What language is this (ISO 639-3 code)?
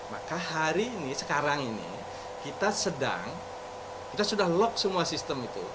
ind